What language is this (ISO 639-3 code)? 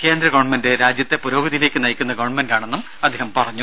mal